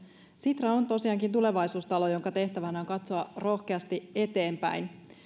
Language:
Finnish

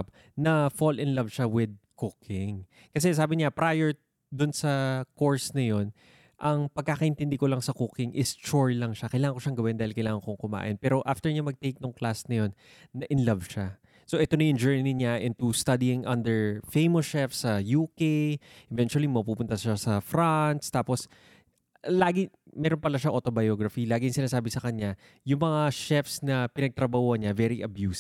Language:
Filipino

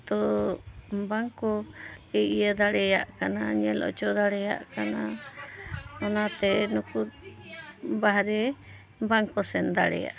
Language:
Santali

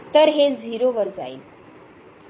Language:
Marathi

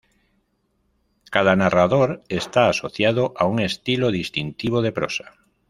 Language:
Spanish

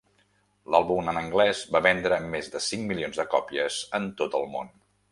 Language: Catalan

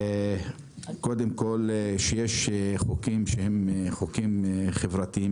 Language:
Hebrew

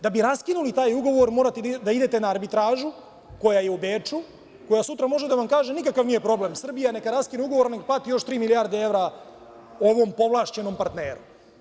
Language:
Serbian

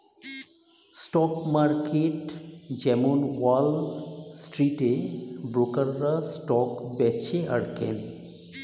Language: Bangla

